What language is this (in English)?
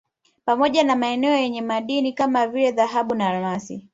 Swahili